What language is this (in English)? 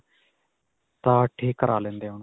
Punjabi